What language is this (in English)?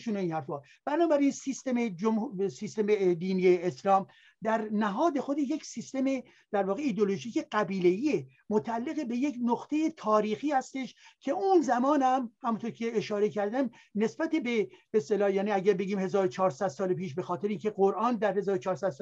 Persian